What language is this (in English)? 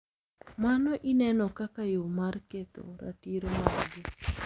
Luo (Kenya and Tanzania)